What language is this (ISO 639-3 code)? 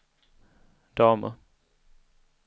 swe